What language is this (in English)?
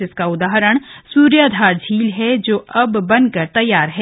Hindi